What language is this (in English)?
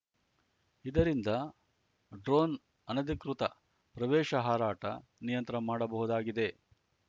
Kannada